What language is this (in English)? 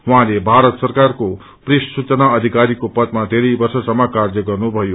Nepali